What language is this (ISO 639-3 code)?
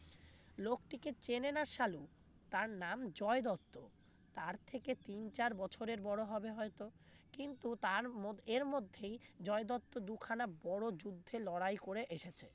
ben